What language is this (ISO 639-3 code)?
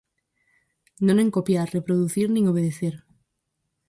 glg